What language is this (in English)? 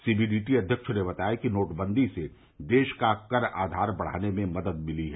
Hindi